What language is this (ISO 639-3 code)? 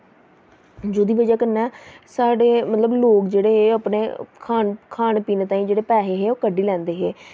doi